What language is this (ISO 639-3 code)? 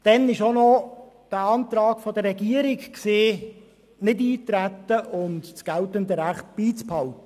gsw